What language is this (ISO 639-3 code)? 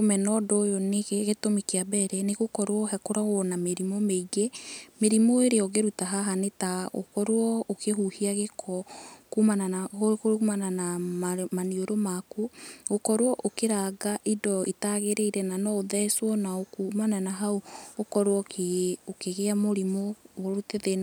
kik